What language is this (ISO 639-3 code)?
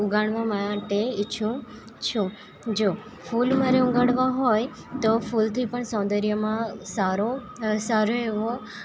guj